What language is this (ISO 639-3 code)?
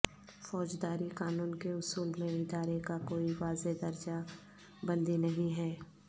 urd